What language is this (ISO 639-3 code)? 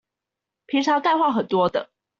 zho